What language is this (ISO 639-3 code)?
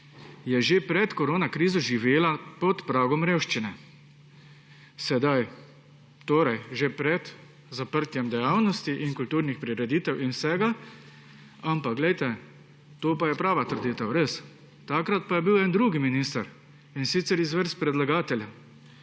slv